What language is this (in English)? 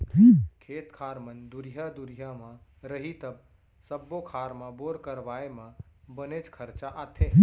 Chhattisgarhi